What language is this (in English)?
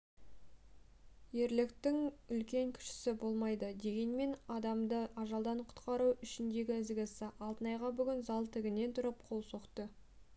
Kazakh